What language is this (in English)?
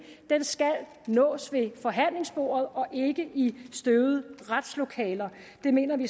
Danish